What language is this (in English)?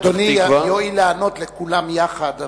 Hebrew